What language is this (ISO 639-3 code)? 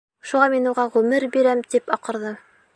bak